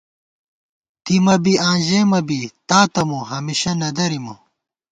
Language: Gawar-Bati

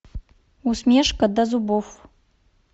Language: Russian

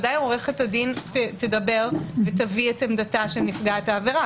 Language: Hebrew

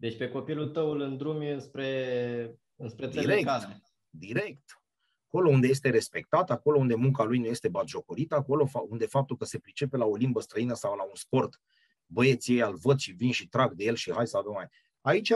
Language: Romanian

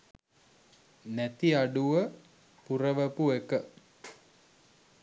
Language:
Sinhala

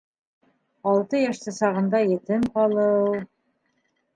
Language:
Bashkir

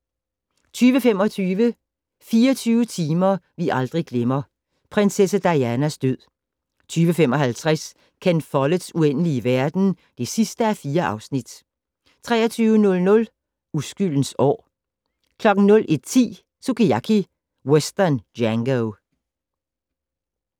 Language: Danish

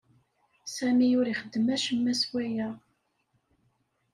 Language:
Kabyle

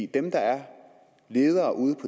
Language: Danish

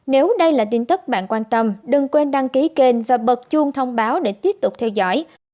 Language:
Vietnamese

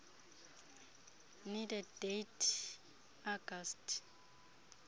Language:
Xhosa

